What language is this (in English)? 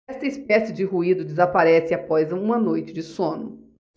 Portuguese